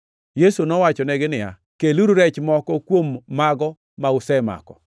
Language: Luo (Kenya and Tanzania)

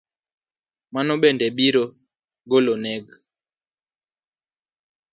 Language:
Luo (Kenya and Tanzania)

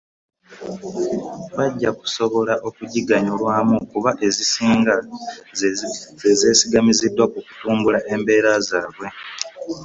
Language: Ganda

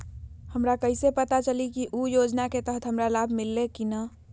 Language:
Magahi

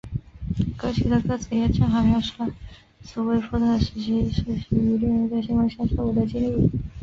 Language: Chinese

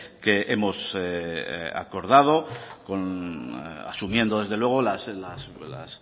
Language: Spanish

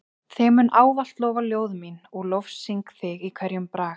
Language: Icelandic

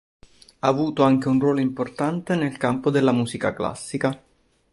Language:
Italian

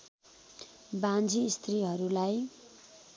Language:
Nepali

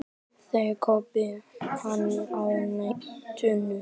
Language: Icelandic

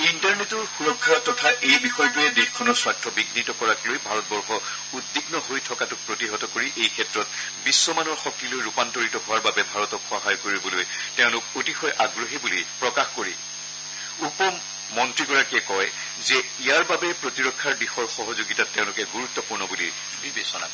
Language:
Assamese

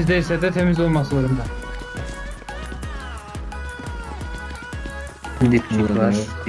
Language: Turkish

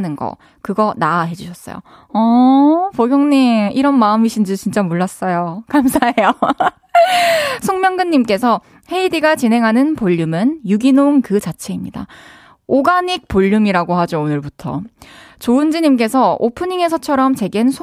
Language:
Korean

